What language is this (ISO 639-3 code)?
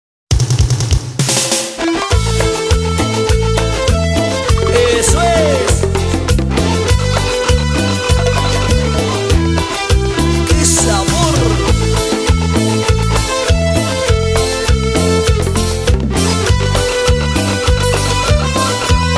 spa